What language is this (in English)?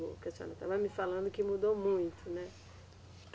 Portuguese